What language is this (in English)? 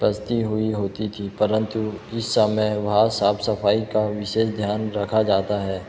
Hindi